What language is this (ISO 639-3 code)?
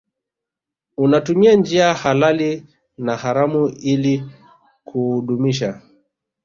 swa